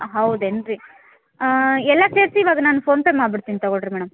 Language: Kannada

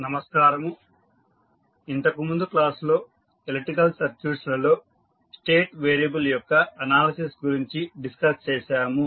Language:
Telugu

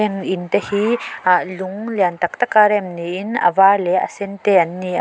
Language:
Mizo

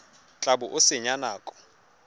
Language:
Tswana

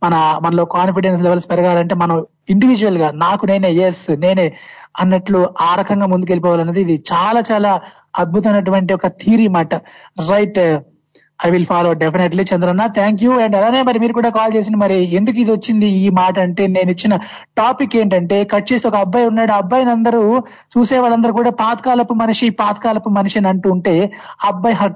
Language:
Telugu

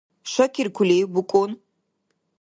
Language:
Dargwa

